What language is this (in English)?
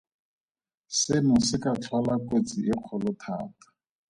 Tswana